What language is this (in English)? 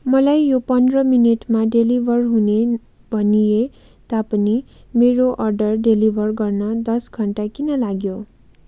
Nepali